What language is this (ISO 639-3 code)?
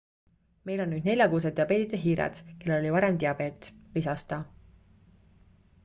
est